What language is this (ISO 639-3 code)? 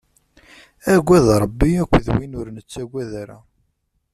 kab